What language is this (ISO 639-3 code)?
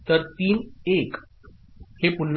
mar